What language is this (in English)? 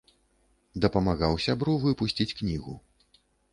Belarusian